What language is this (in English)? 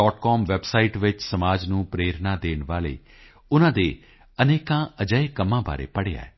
Punjabi